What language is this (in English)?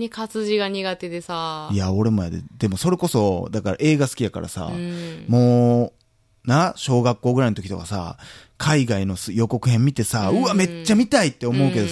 Japanese